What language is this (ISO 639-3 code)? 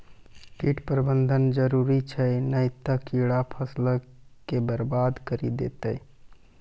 mai